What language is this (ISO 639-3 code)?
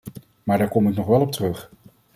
nld